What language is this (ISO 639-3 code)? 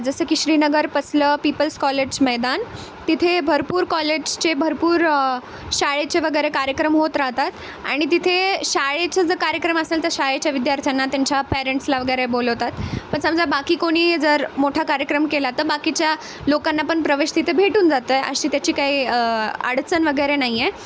mar